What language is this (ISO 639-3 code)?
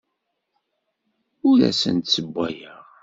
kab